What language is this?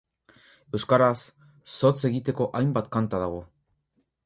Basque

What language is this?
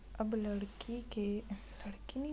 Chhattisgarhi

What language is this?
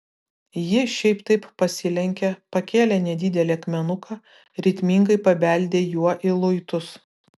Lithuanian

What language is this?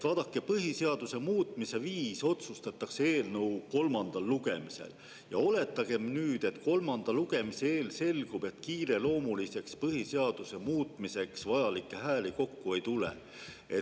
Estonian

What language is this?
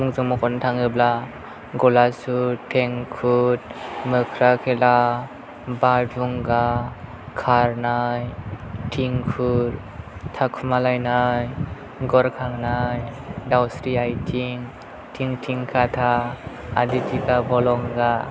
Bodo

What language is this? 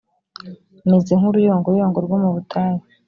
Kinyarwanda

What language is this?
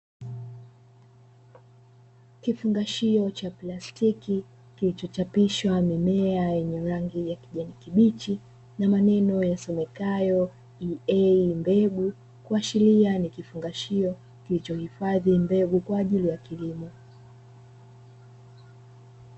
Swahili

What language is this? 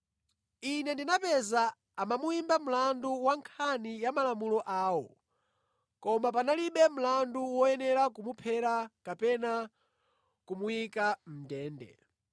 Nyanja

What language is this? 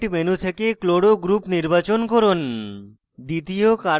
Bangla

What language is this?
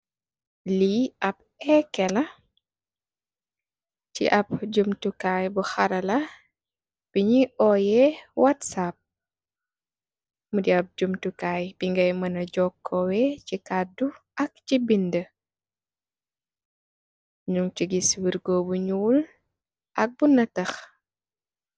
Wolof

